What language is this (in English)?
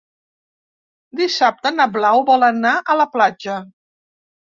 Catalan